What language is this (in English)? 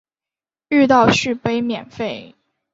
Chinese